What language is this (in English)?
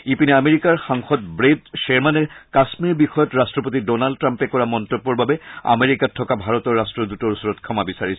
Assamese